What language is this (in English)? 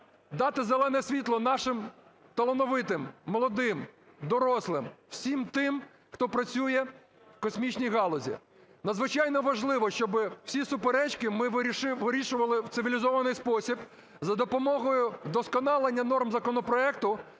Ukrainian